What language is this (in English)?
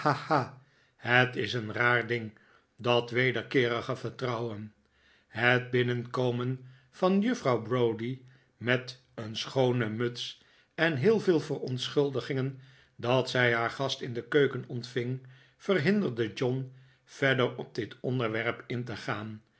Dutch